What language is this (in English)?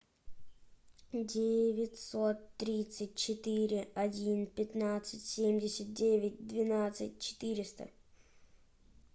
Russian